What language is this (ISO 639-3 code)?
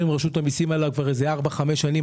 heb